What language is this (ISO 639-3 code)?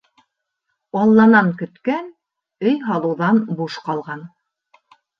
bak